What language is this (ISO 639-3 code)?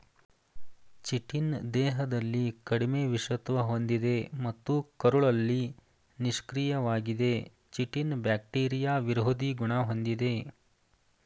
kan